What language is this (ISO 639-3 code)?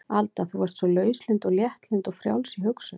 isl